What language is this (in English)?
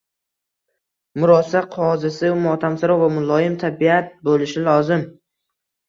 Uzbek